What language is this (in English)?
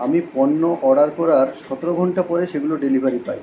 Bangla